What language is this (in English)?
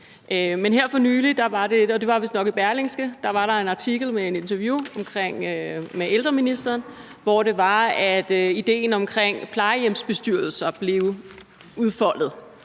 Danish